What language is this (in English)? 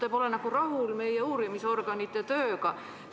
Estonian